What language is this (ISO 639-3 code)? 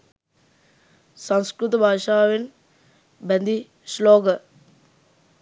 sin